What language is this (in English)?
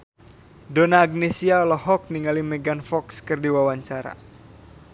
Sundanese